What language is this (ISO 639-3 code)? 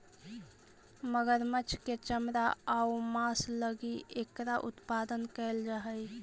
mag